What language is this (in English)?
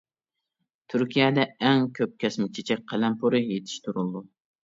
Uyghur